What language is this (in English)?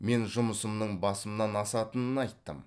Kazakh